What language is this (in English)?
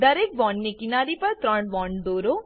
Gujarati